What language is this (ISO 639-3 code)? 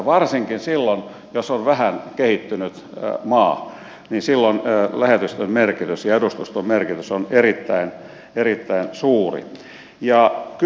fin